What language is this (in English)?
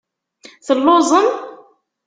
Kabyle